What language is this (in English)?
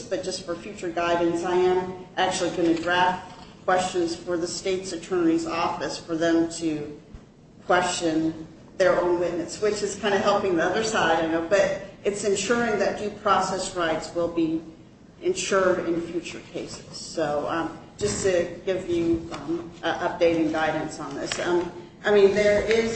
English